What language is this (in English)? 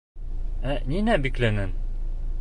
Bashkir